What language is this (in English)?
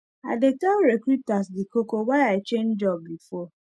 Nigerian Pidgin